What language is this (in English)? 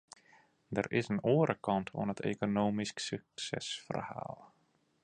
Western Frisian